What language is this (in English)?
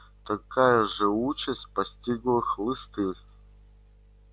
Russian